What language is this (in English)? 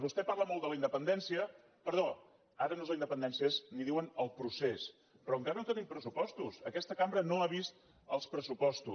Catalan